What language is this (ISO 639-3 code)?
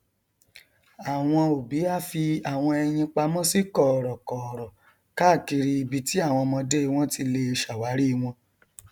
yor